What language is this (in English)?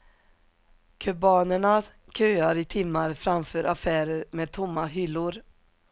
Swedish